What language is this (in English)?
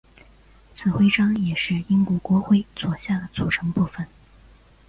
Chinese